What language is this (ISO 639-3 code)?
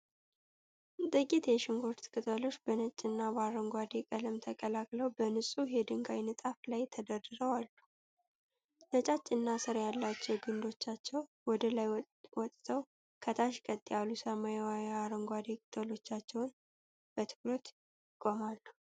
amh